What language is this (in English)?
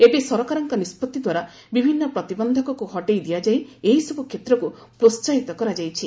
Odia